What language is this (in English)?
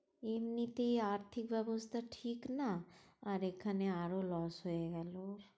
Bangla